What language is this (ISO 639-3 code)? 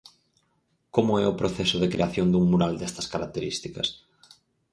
glg